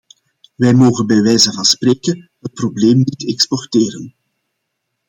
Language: Dutch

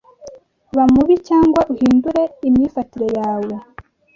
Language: Kinyarwanda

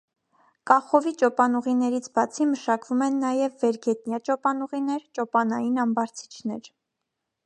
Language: Armenian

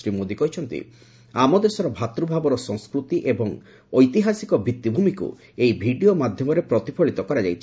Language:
Odia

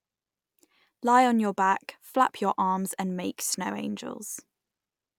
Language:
English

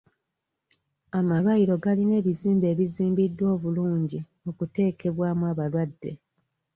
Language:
Ganda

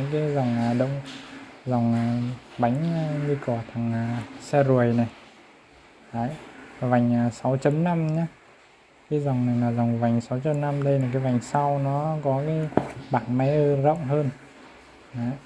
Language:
Vietnamese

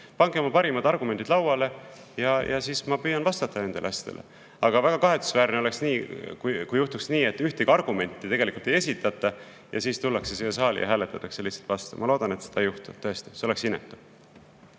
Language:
Estonian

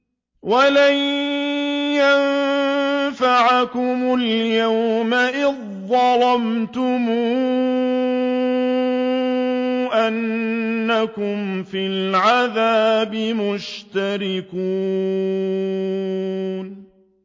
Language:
Arabic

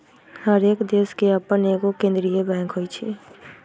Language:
Magahi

